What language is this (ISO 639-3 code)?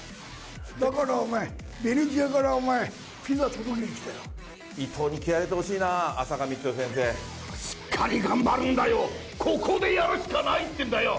jpn